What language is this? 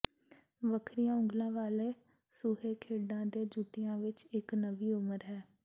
Punjabi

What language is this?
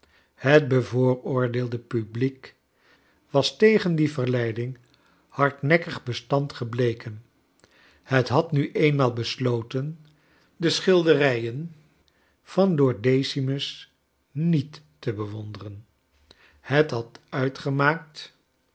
Dutch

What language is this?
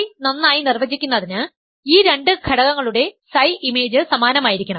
Malayalam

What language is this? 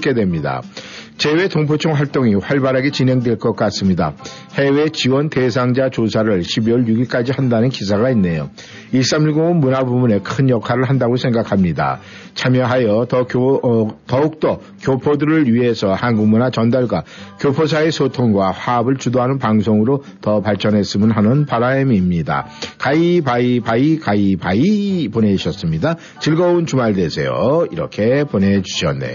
Korean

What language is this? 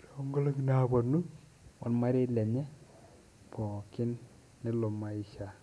Masai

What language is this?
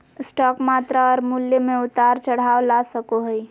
Magahi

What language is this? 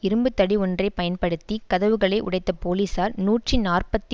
Tamil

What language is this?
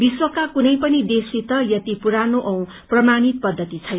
Nepali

